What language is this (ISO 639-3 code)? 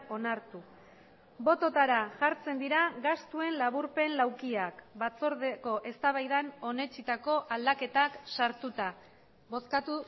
eus